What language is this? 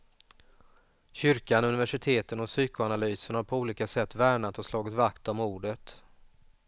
Swedish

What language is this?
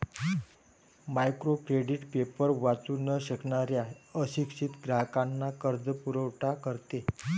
Marathi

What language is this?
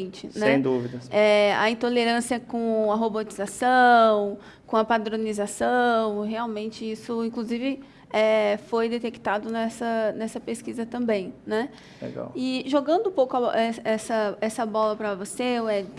Portuguese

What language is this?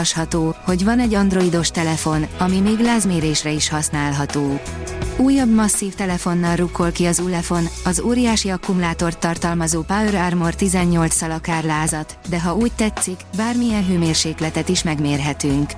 Hungarian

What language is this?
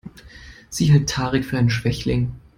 German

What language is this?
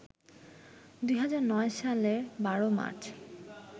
Bangla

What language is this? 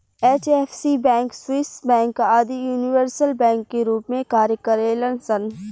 Bhojpuri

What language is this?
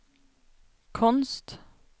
Swedish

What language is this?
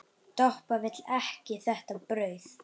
Icelandic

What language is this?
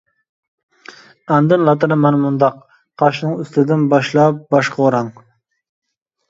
Uyghur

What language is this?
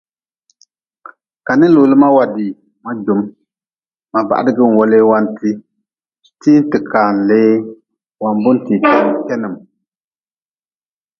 Nawdm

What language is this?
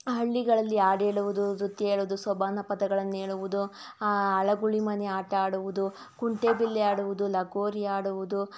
Kannada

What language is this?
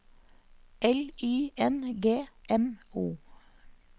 Norwegian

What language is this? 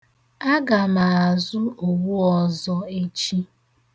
Igbo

